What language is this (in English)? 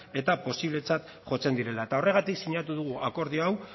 Basque